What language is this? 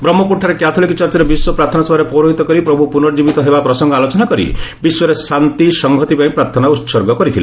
Odia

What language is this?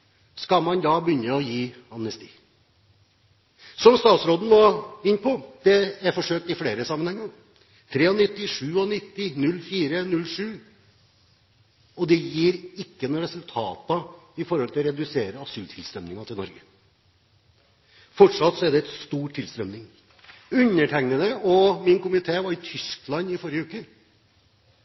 Norwegian Bokmål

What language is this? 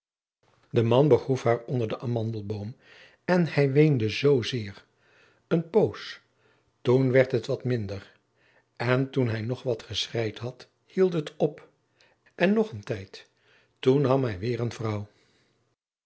Dutch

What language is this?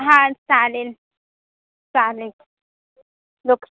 Marathi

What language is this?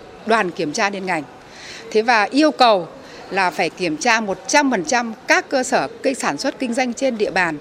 Vietnamese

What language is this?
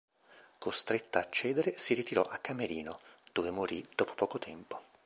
Italian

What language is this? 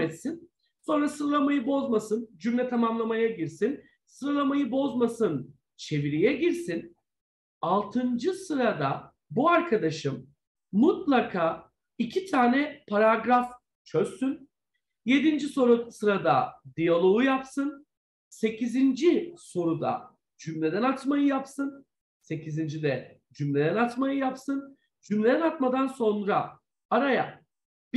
Turkish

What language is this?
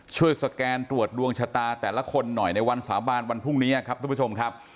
Thai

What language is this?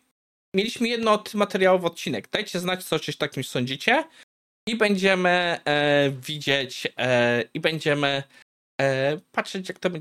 Polish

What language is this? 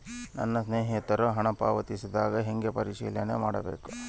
Kannada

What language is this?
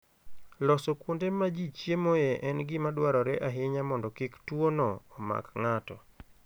Luo (Kenya and Tanzania)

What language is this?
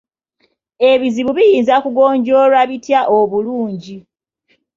Ganda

